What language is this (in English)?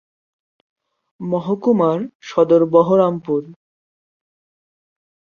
Bangla